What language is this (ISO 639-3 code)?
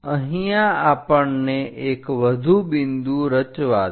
guj